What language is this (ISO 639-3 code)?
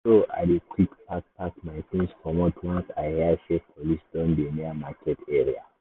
pcm